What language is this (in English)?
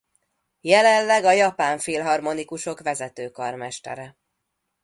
Hungarian